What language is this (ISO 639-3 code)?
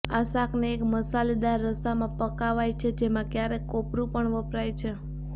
guj